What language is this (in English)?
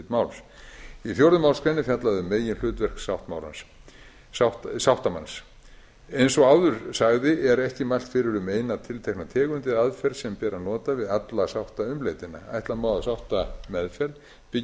Icelandic